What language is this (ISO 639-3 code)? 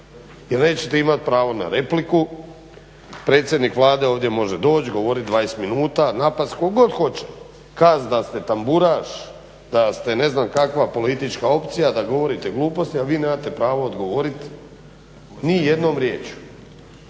hrv